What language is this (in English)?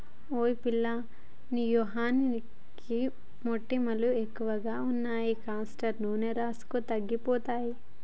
Telugu